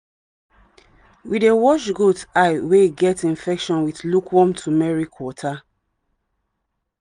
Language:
Nigerian Pidgin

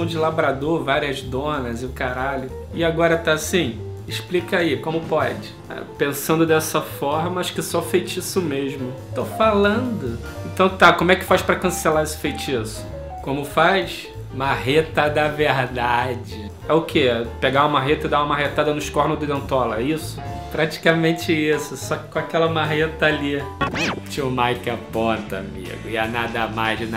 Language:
Portuguese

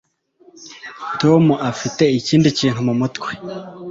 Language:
Kinyarwanda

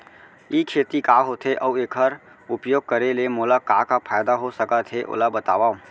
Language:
Chhattisgarhi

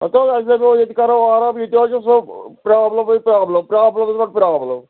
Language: Kashmiri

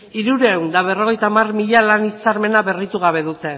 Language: Basque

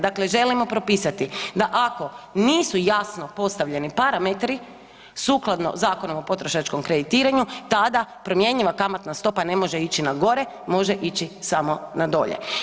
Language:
Croatian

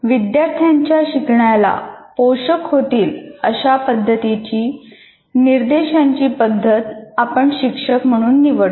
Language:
Marathi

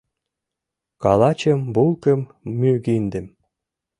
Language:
Mari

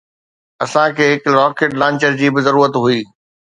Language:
Sindhi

